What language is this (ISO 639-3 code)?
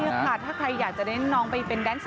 tha